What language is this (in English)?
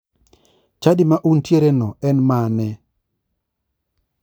Luo (Kenya and Tanzania)